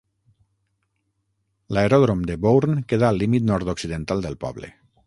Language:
Catalan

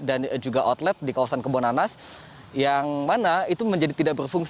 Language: Indonesian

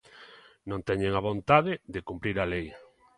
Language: Galician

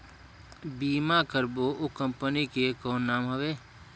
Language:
Chhattisgarhi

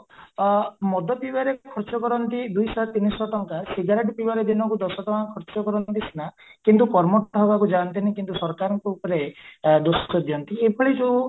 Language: Odia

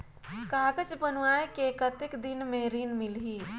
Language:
Chhattisgarhi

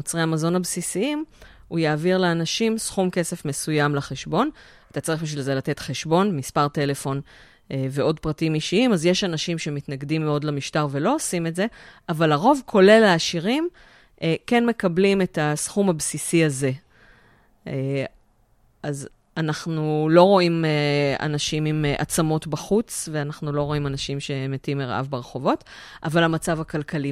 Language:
Hebrew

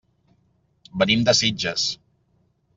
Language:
Catalan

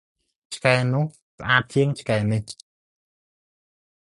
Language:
Khmer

